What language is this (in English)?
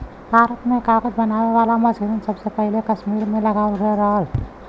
Bhojpuri